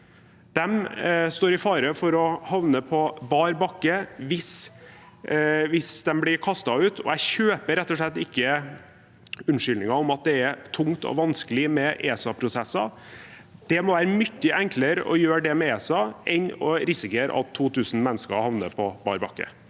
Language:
Norwegian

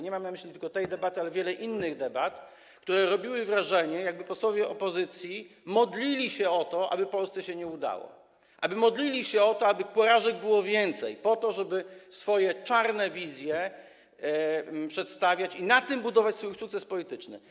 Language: Polish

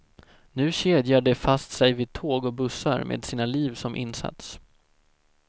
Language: Swedish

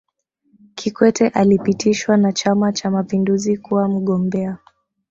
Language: Swahili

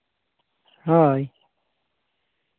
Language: Santali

